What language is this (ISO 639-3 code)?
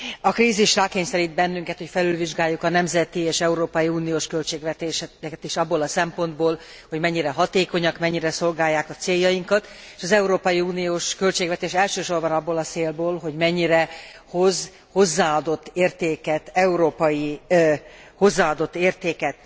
hun